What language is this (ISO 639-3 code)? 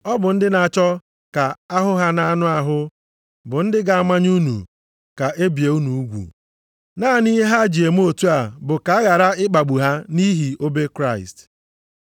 ibo